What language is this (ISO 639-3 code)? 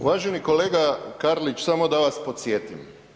hrv